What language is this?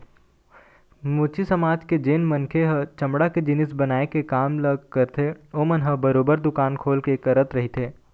Chhattisgarhi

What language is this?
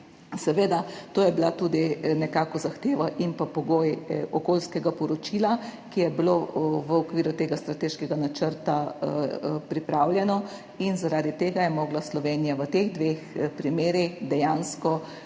Slovenian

